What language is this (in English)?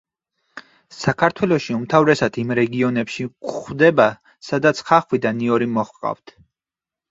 Georgian